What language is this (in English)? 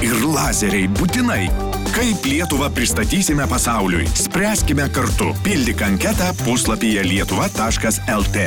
Lithuanian